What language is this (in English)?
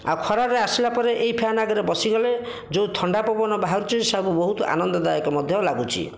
Odia